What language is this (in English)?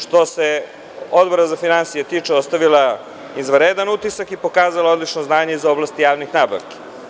Serbian